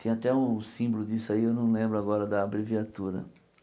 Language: Portuguese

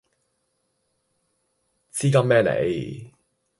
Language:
Cantonese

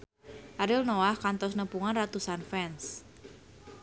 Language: Sundanese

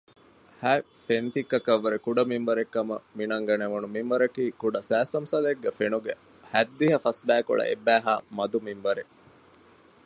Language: Divehi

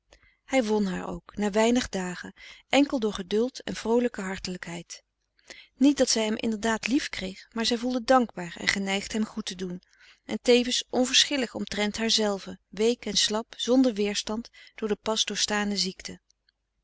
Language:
Dutch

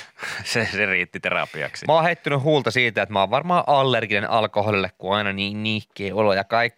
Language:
Finnish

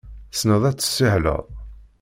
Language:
Kabyle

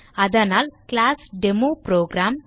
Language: Tamil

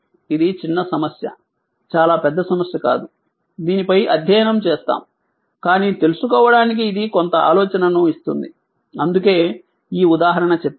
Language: Telugu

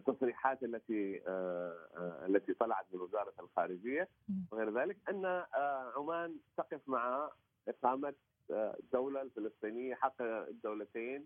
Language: Arabic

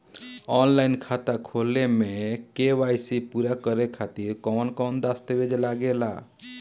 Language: Bhojpuri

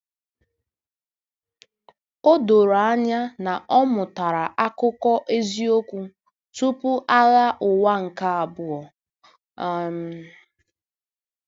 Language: Igbo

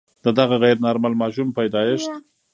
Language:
Pashto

